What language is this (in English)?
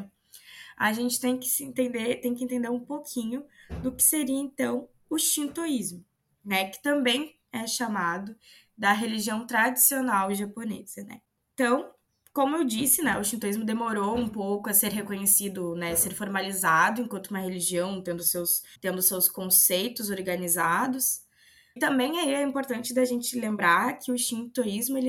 Portuguese